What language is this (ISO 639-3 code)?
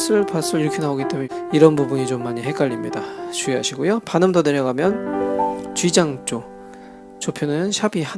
kor